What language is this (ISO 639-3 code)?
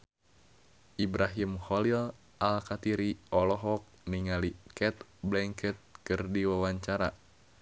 sun